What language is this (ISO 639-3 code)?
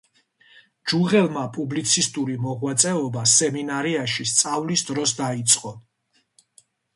kat